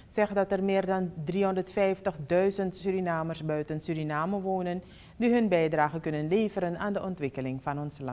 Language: Dutch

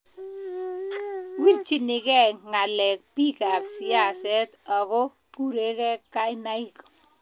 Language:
Kalenjin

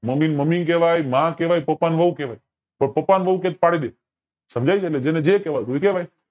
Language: Gujarati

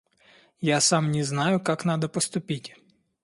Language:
Russian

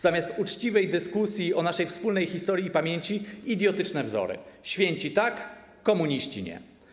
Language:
Polish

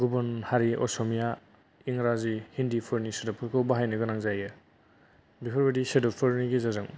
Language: Bodo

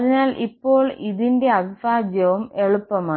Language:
Malayalam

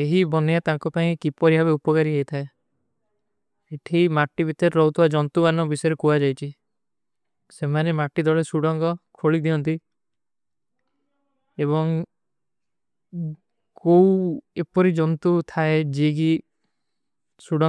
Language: Kui (India)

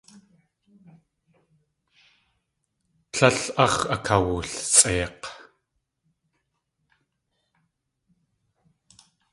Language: Tlingit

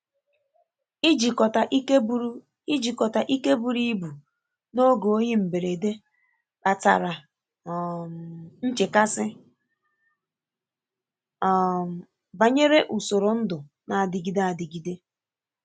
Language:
Igbo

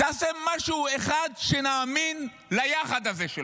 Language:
Hebrew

